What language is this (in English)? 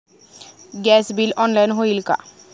Marathi